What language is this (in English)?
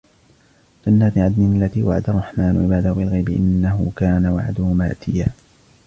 Arabic